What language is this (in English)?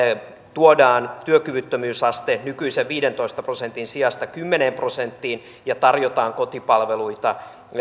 Finnish